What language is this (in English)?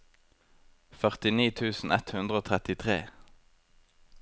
Norwegian